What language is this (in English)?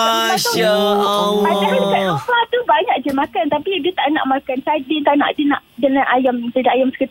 Malay